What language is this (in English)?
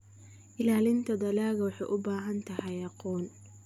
Somali